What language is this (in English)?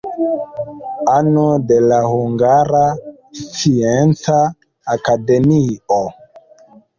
Esperanto